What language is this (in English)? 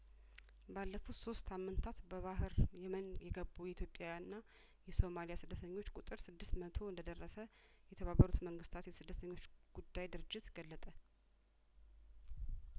Amharic